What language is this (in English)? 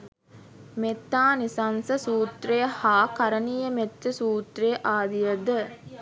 Sinhala